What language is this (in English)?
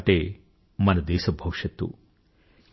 Telugu